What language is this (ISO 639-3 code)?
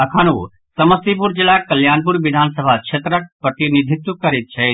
mai